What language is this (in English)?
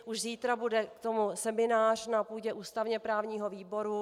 Czech